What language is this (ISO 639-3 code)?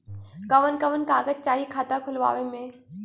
bho